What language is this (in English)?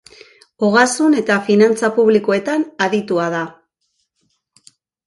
Basque